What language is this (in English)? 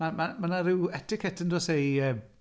Welsh